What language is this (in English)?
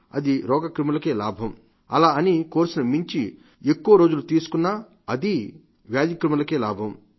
Telugu